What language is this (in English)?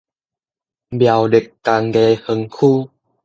Min Nan Chinese